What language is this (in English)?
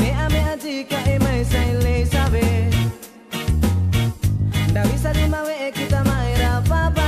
Indonesian